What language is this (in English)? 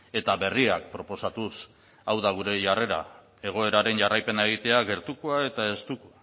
Basque